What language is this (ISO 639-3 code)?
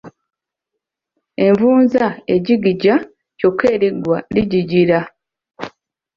lug